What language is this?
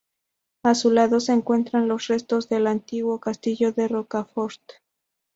Spanish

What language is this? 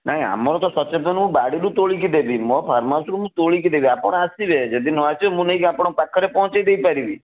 Odia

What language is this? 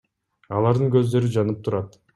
Kyrgyz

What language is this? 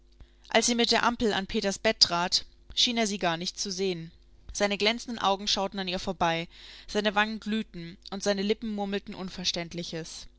German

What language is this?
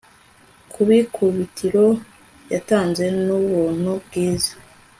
Kinyarwanda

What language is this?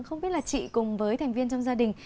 Vietnamese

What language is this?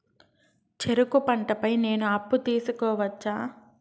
Telugu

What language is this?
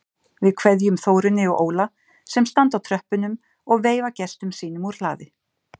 Icelandic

